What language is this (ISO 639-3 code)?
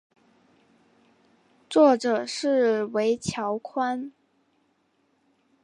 zho